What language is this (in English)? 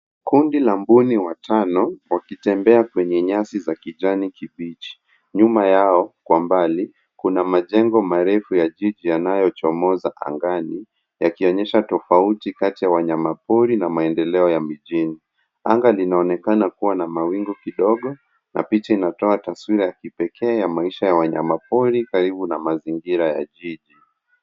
Swahili